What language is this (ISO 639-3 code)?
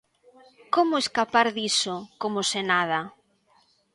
glg